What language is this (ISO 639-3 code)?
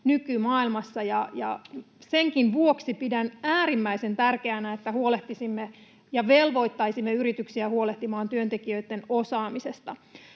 fin